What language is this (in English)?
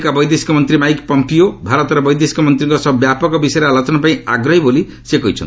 Odia